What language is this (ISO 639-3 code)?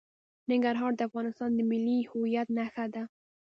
pus